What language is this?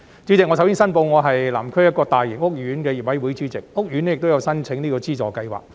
Cantonese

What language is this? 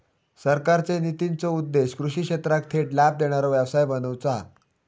Marathi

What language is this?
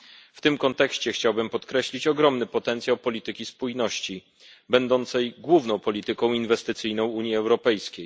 Polish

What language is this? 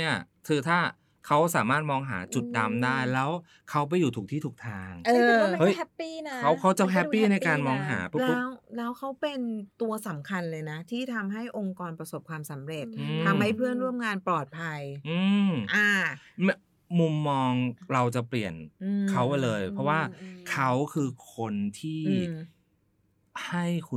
Thai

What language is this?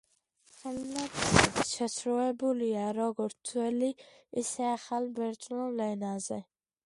Georgian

